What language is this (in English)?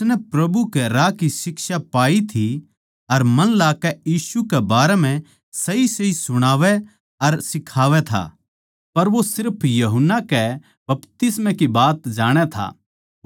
Haryanvi